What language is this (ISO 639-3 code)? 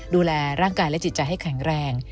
tha